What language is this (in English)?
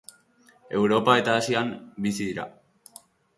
Basque